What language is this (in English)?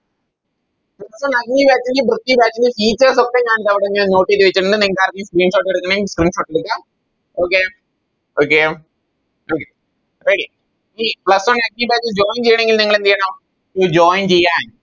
Malayalam